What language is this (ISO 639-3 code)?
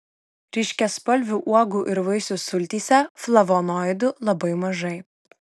lit